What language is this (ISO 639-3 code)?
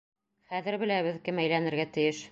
bak